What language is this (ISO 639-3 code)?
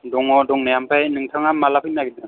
brx